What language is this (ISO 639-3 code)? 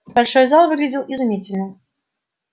rus